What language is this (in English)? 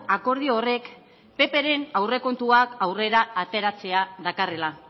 Basque